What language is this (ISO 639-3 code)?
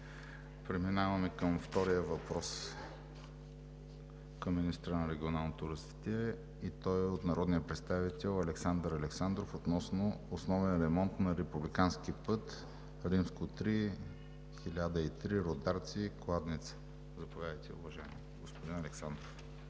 bul